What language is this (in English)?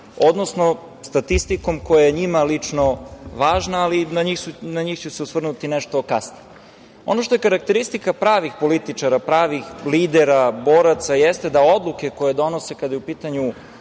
Serbian